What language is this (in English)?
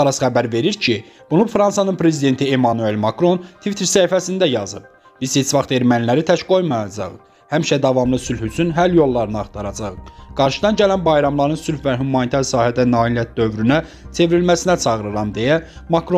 Turkish